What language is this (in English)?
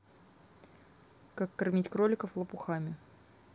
Russian